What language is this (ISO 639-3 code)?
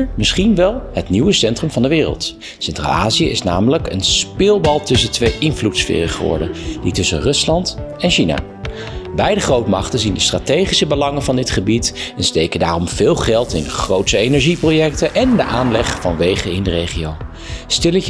nld